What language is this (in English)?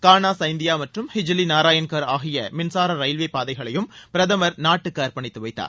Tamil